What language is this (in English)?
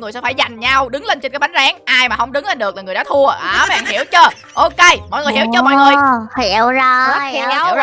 Vietnamese